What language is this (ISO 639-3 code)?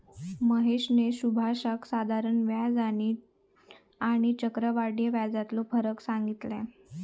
mar